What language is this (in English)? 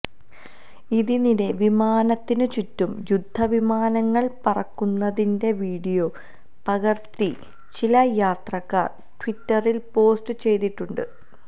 Malayalam